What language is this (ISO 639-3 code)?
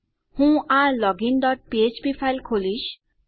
guj